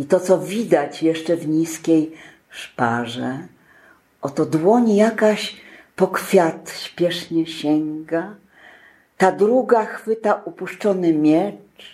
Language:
Polish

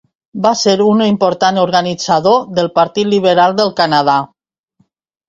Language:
Catalan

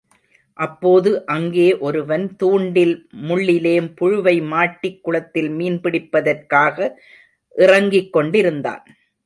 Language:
Tamil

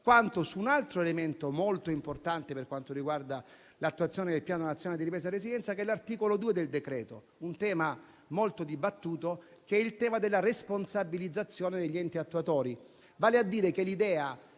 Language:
Italian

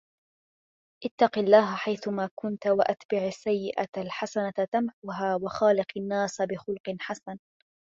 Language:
Arabic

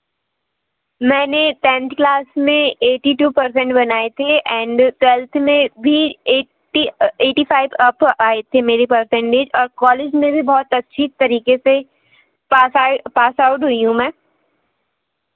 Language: Hindi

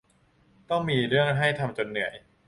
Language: Thai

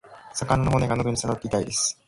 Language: Japanese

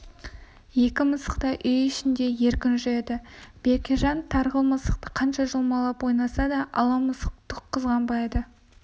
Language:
Kazakh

